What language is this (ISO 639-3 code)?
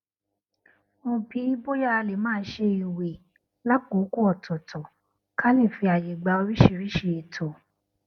yor